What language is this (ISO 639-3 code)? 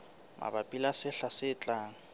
sot